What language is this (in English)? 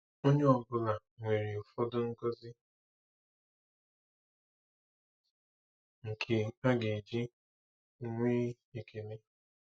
Igbo